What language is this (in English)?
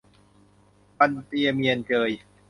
Thai